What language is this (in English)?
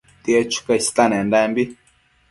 Matsés